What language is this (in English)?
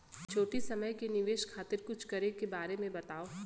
Bhojpuri